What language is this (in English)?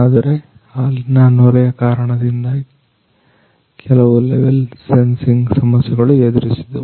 Kannada